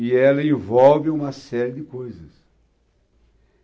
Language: Portuguese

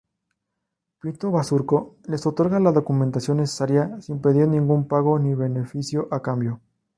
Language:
Spanish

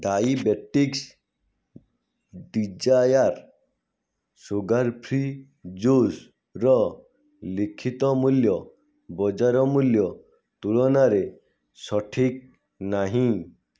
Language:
Odia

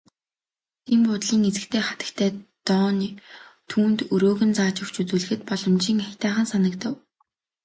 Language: Mongolian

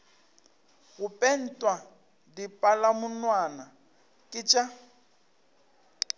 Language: Northern Sotho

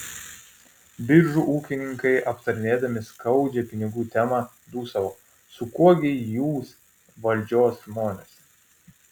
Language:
Lithuanian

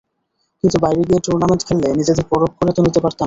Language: Bangla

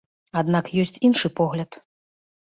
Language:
Belarusian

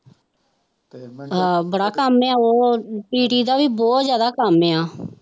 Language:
Punjabi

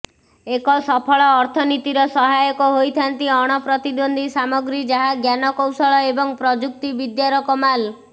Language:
Odia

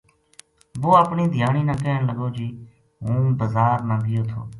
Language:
Gujari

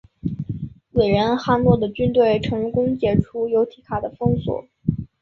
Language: Chinese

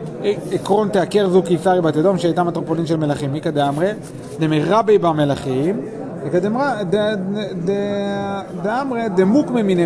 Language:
Hebrew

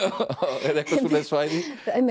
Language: Icelandic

